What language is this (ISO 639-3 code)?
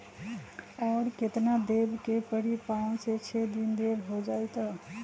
mag